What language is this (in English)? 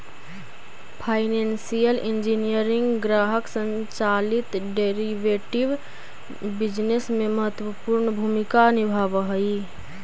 Magahi